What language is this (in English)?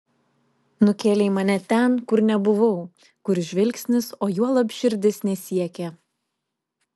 Lithuanian